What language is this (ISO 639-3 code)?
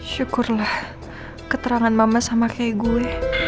ind